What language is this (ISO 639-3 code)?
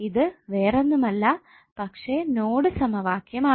mal